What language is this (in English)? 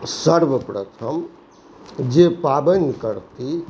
Maithili